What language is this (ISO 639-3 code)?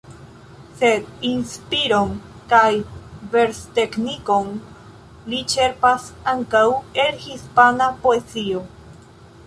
epo